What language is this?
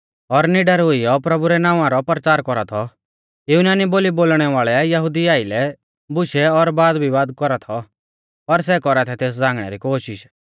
Mahasu Pahari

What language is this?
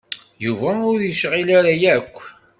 Kabyle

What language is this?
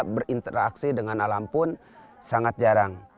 Indonesian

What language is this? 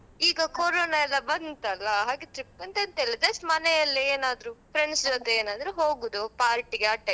Kannada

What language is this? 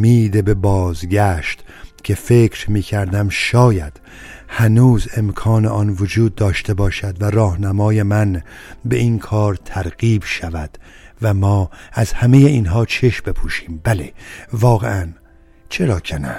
Persian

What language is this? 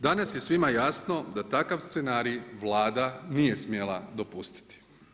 Croatian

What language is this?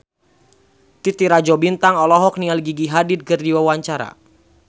Sundanese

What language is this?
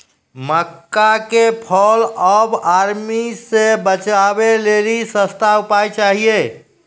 Maithili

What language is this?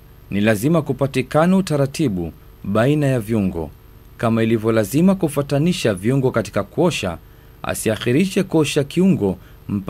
Swahili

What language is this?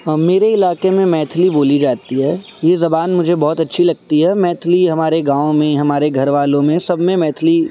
Urdu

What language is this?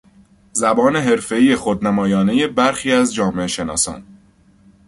Persian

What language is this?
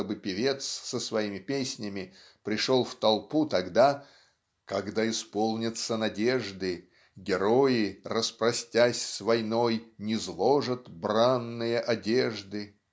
Russian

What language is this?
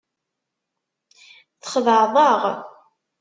Kabyle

